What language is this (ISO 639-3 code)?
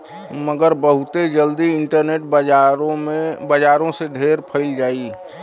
bho